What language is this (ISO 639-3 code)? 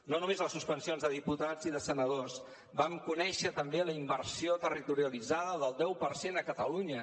cat